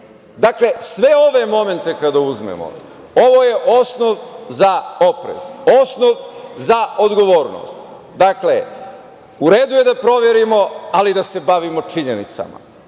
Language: Serbian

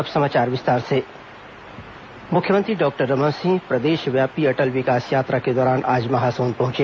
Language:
Hindi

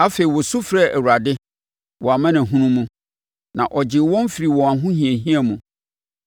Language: Akan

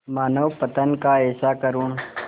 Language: Hindi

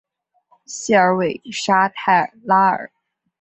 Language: Chinese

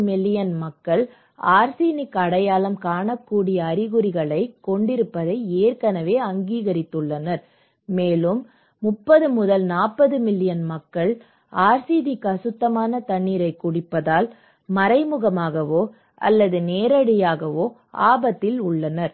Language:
Tamil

